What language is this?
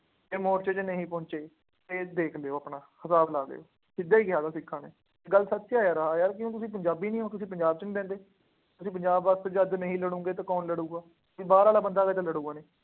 Punjabi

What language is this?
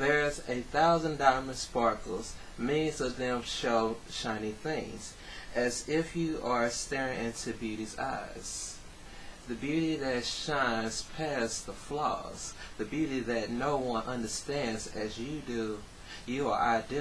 English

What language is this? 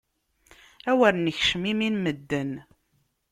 Kabyle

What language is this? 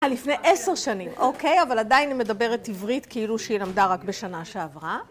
Hebrew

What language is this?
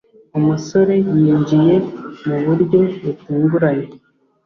Kinyarwanda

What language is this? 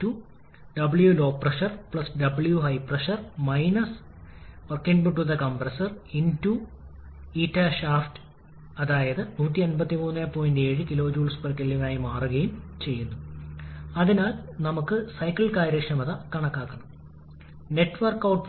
Malayalam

